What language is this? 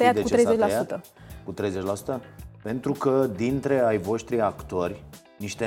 Romanian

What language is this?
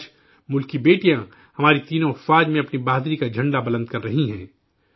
Urdu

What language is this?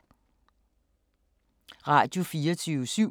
Danish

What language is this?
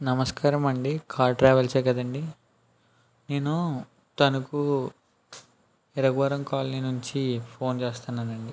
Telugu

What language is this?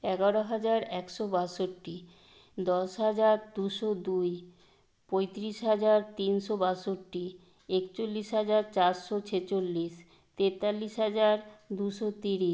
Bangla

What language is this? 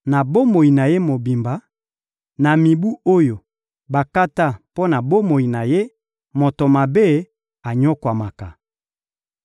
Lingala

